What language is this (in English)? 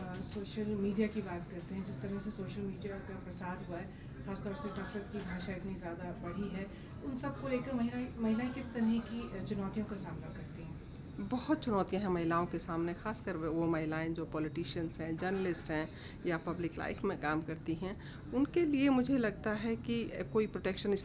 Hindi